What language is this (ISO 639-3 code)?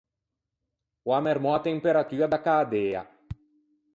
lij